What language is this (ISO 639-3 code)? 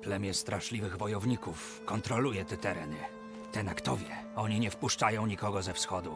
pol